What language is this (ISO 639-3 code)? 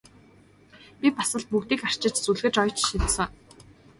mon